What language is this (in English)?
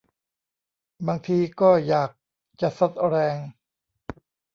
Thai